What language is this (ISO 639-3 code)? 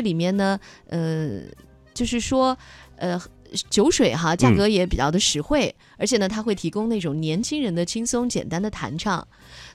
zho